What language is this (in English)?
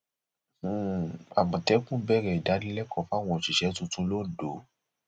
Yoruba